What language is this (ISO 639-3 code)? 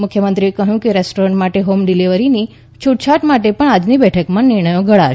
guj